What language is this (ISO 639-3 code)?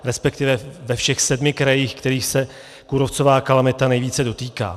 ces